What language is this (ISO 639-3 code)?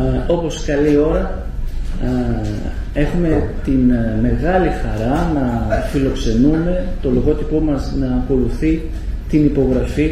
ell